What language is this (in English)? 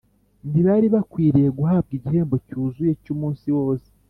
Kinyarwanda